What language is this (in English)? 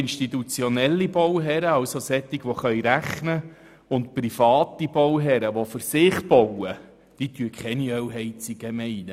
Swiss German